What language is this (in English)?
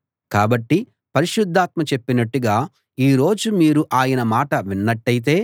Telugu